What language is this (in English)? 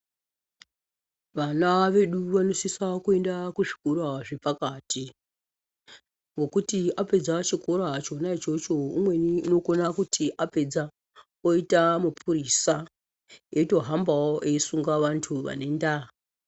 Ndau